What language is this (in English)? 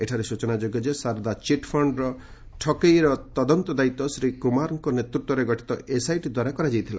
Odia